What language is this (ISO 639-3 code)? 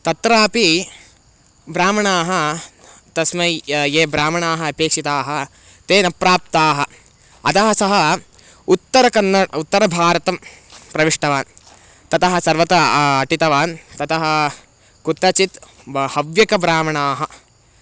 san